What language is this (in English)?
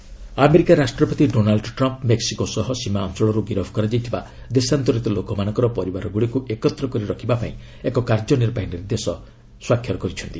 Odia